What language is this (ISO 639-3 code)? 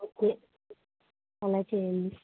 tel